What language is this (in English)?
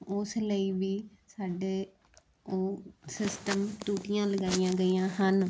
Punjabi